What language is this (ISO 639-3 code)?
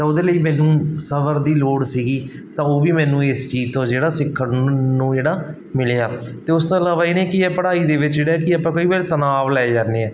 pan